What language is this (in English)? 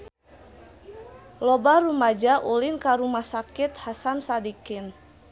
Sundanese